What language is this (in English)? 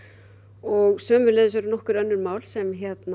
Icelandic